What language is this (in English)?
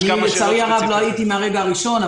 Hebrew